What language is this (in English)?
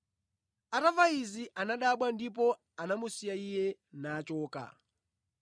Nyanja